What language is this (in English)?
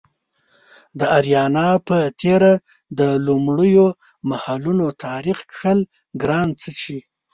Pashto